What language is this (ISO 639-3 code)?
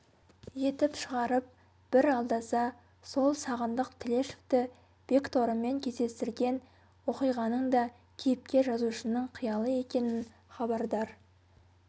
kaz